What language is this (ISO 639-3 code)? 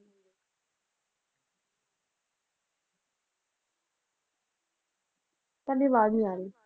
pan